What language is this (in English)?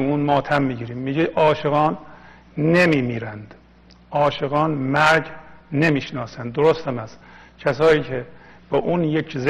Persian